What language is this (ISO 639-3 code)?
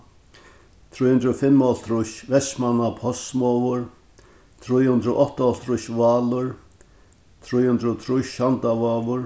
fao